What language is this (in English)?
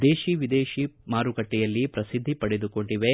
Kannada